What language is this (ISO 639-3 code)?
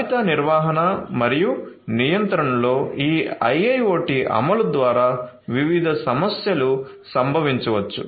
tel